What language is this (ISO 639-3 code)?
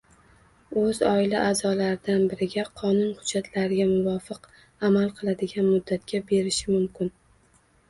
uzb